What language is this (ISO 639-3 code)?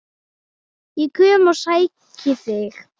isl